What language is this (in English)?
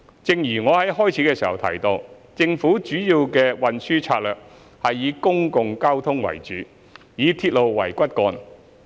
Cantonese